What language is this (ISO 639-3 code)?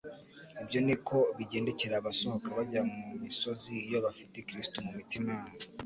kin